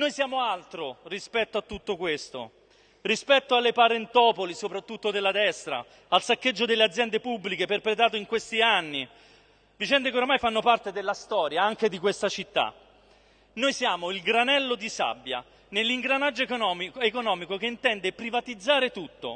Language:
Italian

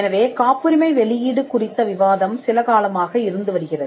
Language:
Tamil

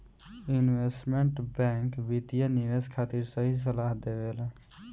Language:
Bhojpuri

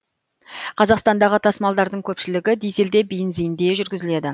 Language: Kazakh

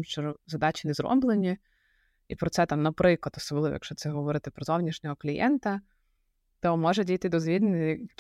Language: Ukrainian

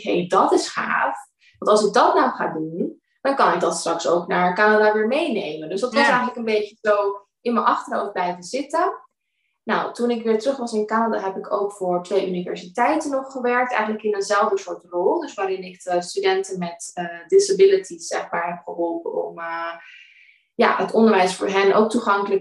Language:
Dutch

